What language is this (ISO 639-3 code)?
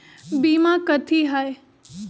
mag